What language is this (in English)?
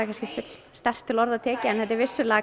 Icelandic